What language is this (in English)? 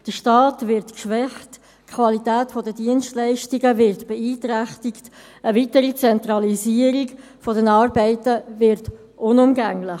Swiss German